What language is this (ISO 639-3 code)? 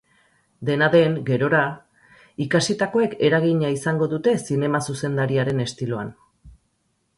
eus